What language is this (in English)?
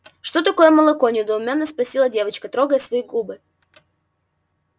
Russian